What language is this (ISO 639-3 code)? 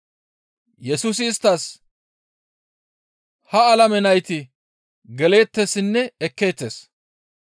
gmv